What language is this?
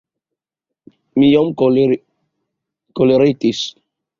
Esperanto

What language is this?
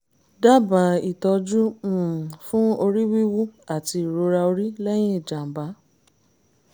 Yoruba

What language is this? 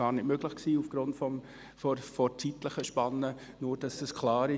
Swiss German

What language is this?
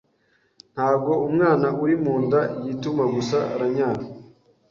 Kinyarwanda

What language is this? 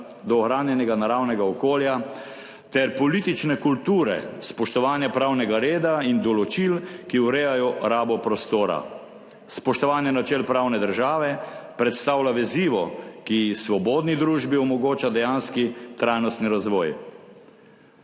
Slovenian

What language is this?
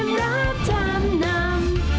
Thai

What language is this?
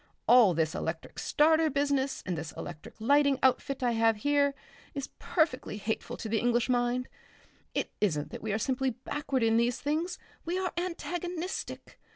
English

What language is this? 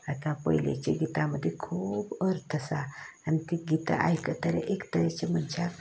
Konkani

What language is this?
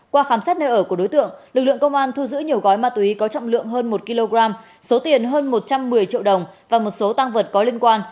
Vietnamese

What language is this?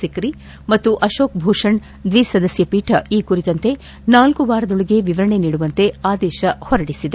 Kannada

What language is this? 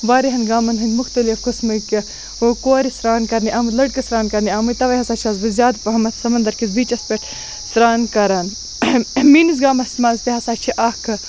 Kashmiri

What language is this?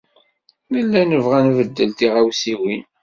Kabyle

